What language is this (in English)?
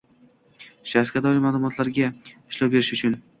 Uzbek